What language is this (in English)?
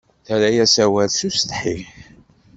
Kabyle